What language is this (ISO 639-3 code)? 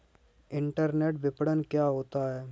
hin